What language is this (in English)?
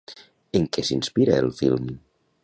Catalan